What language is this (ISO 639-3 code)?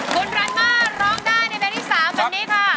tha